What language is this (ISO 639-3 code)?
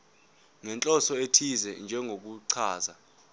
zul